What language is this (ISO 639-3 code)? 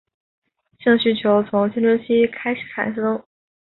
zho